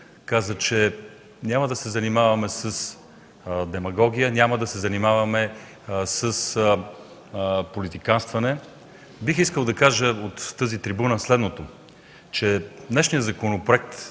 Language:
Bulgarian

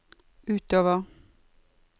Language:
Norwegian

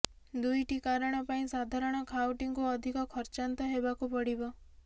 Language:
Odia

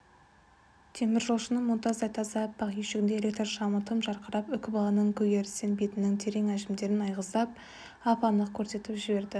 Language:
Kazakh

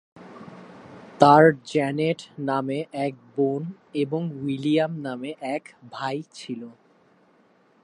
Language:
Bangla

